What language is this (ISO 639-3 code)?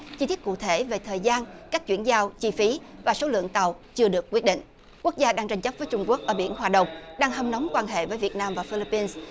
vie